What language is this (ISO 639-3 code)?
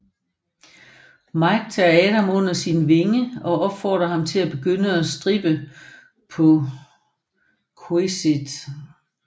dan